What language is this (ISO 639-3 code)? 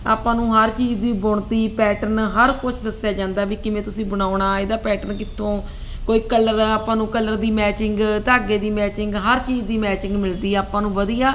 pan